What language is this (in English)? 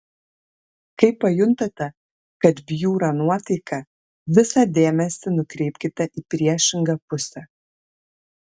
Lithuanian